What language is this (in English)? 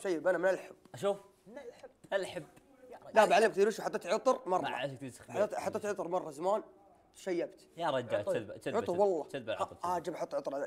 Arabic